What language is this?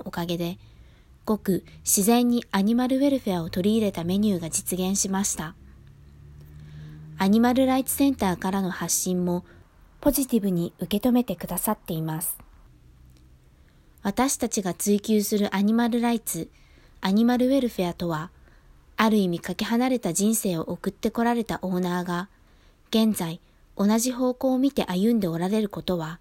Japanese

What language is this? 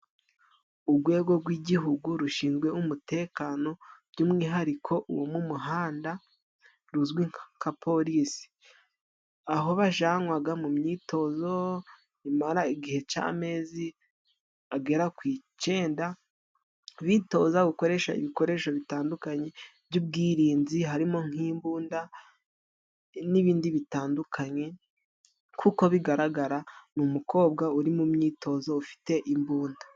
Kinyarwanda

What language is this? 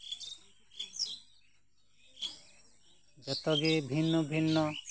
Santali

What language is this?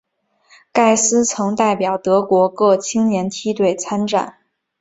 Chinese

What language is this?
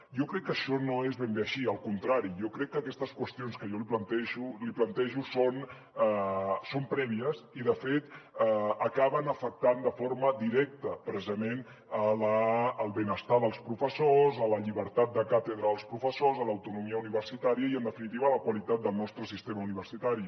Catalan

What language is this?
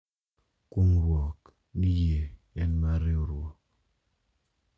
Luo (Kenya and Tanzania)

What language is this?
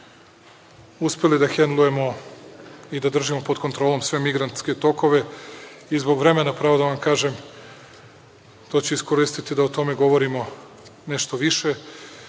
Serbian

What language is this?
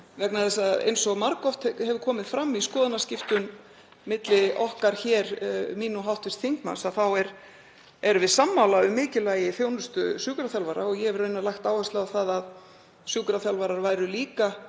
Icelandic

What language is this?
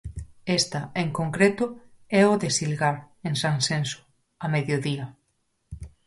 Galician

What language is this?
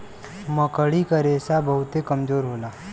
Bhojpuri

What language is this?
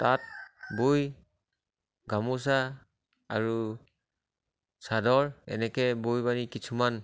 Assamese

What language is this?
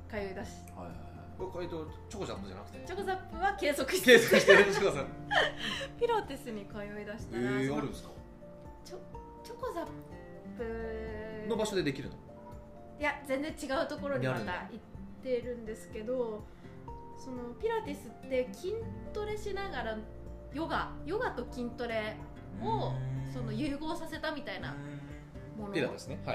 Japanese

